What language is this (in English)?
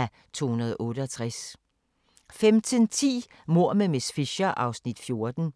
Danish